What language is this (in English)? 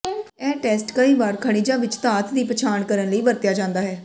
Punjabi